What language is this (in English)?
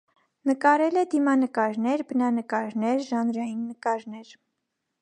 Armenian